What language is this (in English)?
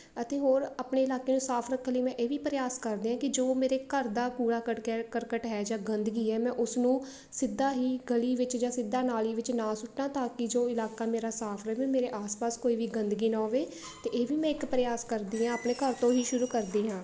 Punjabi